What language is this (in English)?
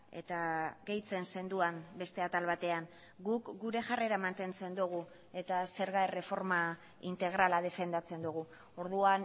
Basque